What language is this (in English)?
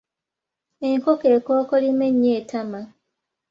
Ganda